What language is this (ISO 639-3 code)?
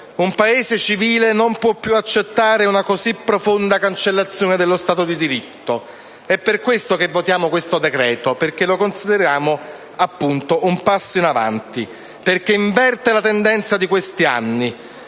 ita